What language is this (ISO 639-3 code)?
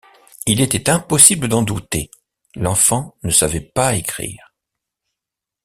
fra